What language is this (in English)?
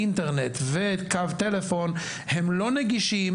Hebrew